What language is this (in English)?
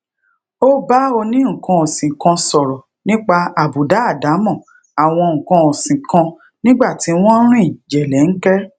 Yoruba